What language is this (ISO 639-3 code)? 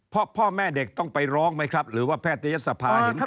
tha